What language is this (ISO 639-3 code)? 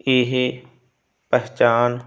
pan